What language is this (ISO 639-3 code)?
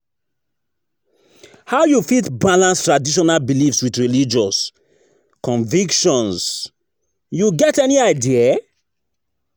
pcm